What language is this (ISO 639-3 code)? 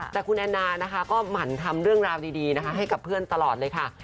tha